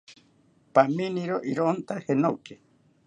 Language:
South Ucayali Ashéninka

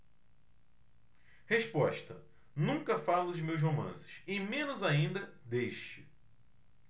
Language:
Portuguese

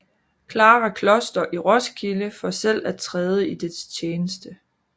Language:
Danish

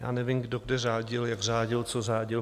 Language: Czech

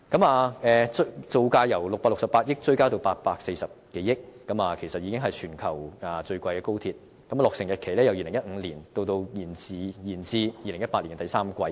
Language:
Cantonese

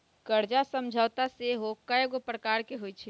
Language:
Magahi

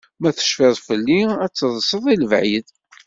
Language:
Kabyle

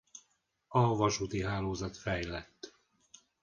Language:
Hungarian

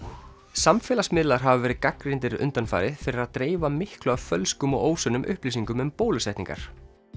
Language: Icelandic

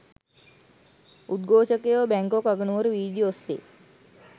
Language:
Sinhala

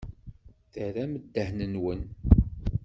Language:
Kabyle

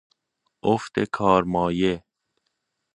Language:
Persian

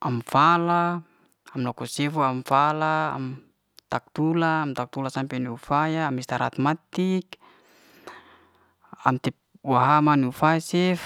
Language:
Liana-Seti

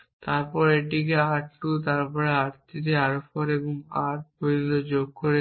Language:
Bangla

